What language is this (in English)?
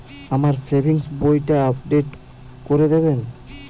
Bangla